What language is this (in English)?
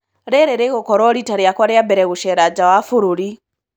Kikuyu